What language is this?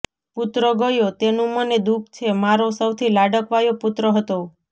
Gujarati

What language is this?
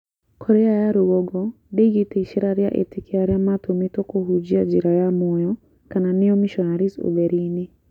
Kikuyu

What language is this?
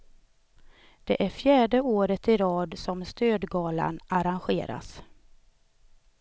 Swedish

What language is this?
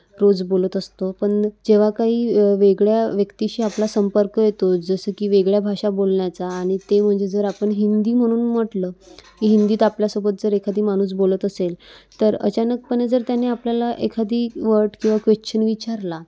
Marathi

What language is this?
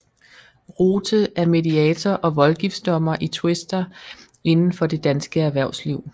Danish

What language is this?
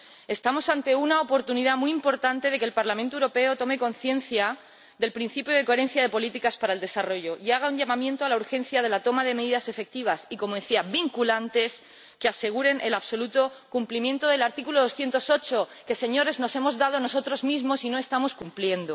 Spanish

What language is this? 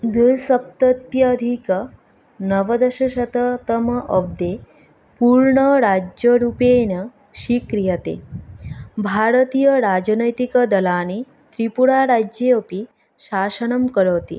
Sanskrit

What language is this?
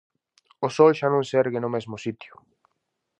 Galician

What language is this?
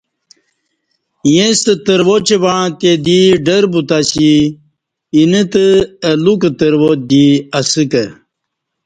Kati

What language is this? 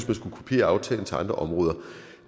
Danish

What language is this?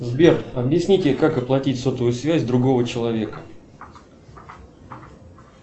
Russian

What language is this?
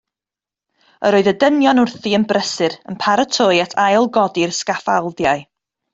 Welsh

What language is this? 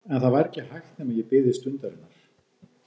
Icelandic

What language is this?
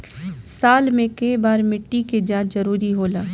Bhojpuri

